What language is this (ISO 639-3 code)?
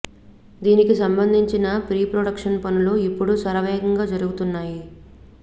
tel